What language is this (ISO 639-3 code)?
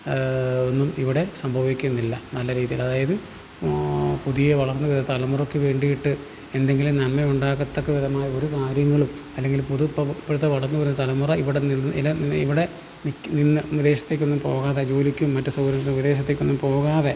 mal